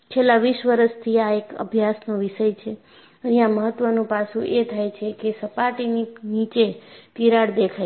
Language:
Gujarati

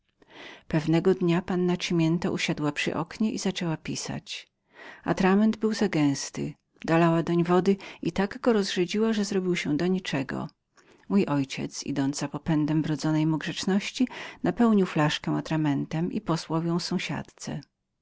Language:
Polish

